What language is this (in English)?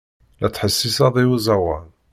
Kabyle